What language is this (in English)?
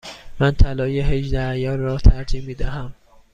Persian